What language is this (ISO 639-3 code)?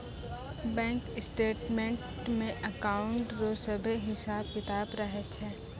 mai